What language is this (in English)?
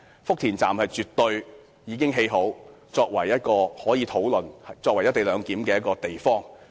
Cantonese